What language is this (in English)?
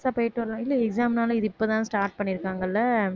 Tamil